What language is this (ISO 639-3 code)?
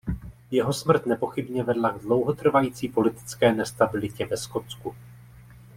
ces